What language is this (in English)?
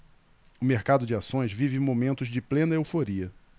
Portuguese